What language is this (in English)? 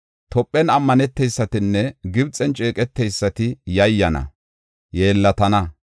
Gofa